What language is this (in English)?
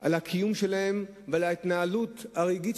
Hebrew